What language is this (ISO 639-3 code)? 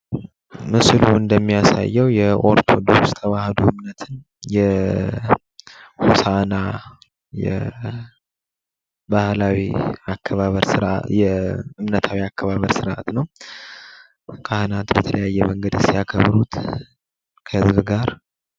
amh